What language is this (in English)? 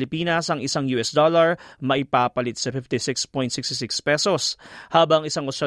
Filipino